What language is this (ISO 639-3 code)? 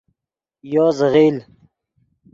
ydg